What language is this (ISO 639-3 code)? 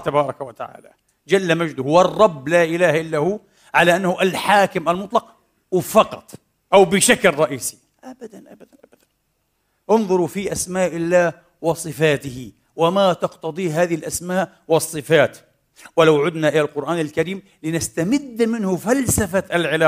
ara